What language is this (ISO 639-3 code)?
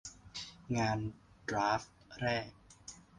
tha